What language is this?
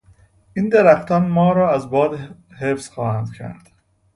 Persian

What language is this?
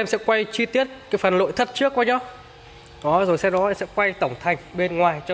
Vietnamese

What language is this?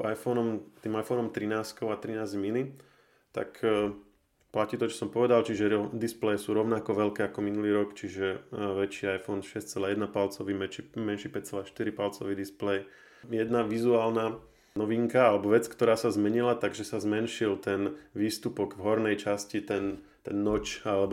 Slovak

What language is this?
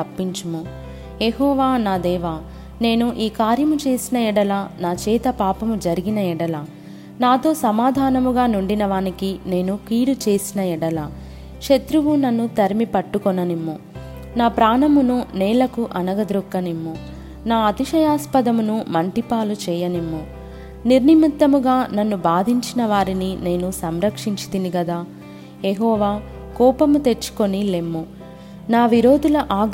Telugu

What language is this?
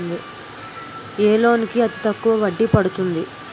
Telugu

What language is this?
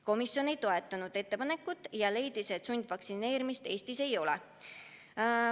Estonian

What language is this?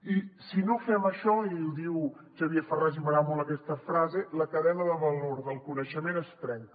Catalan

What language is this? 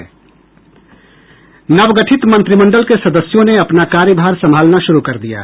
Hindi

